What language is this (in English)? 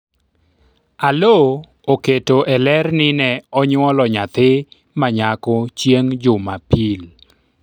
Luo (Kenya and Tanzania)